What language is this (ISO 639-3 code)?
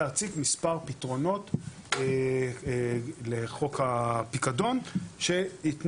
heb